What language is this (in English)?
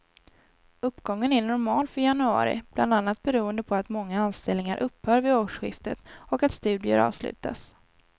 Swedish